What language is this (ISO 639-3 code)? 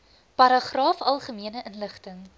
afr